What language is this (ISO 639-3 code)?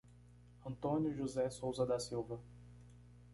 por